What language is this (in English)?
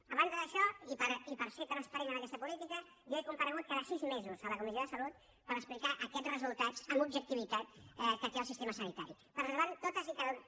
Catalan